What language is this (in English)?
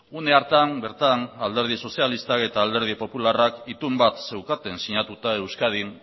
Basque